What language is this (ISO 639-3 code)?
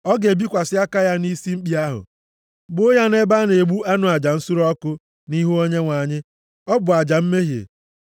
ibo